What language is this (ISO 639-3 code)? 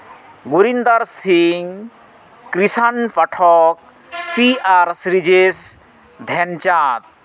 sat